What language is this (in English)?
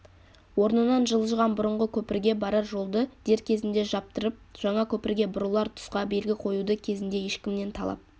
Kazakh